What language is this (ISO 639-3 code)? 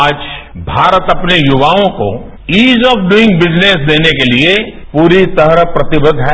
hin